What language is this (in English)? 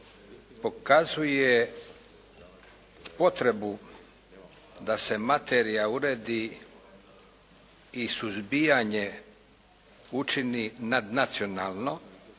Croatian